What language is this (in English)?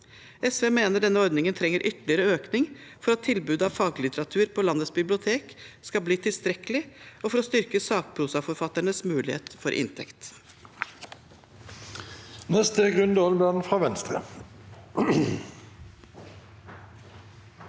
Norwegian